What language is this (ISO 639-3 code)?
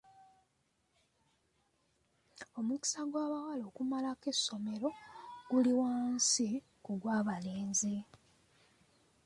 lug